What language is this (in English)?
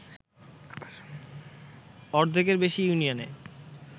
Bangla